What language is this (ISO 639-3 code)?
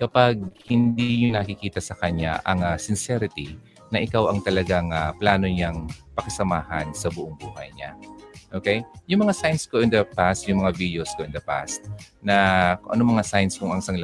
fil